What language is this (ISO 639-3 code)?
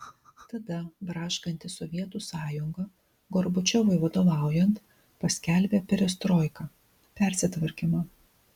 lit